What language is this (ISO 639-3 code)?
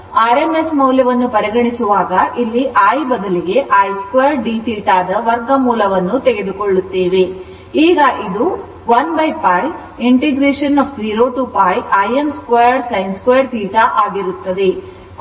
kan